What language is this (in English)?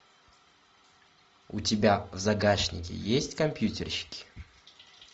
Russian